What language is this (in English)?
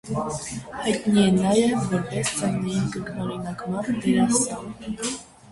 Armenian